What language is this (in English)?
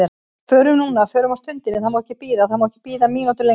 Icelandic